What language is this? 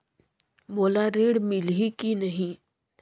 Chhattisgarhi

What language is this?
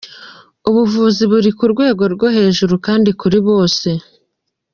Kinyarwanda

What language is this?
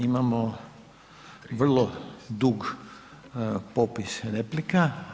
Croatian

